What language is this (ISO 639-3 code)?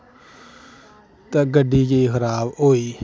doi